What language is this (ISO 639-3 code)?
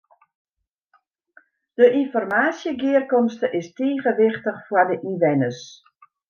fry